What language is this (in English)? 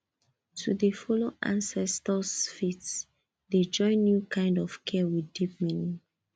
Nigerian Pidgin